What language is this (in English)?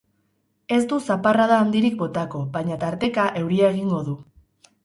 Basque